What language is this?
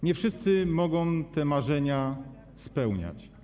Polish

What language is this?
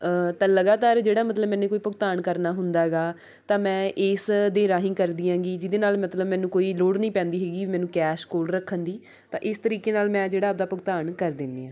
Punjabi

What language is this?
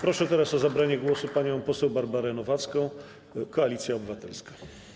Polish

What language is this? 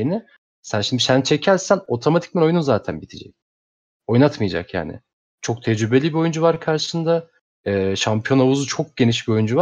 Turkish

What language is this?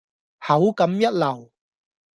Cantonese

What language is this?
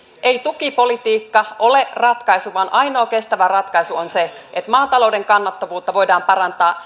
Finnish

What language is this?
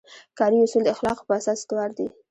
Pashto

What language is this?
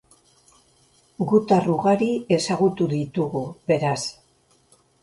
Basque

